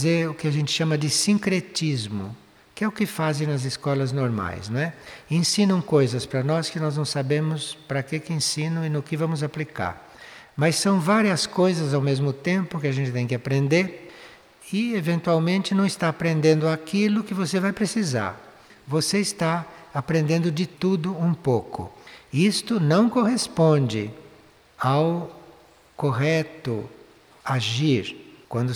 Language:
Portuguese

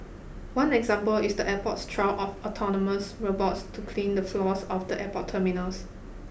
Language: English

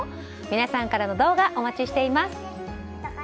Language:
Japanese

